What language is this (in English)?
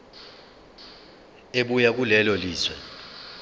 Zulu